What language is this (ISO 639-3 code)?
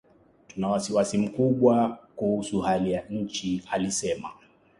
swa